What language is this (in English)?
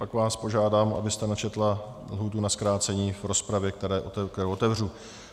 Czech